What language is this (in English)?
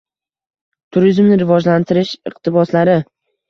Uzbek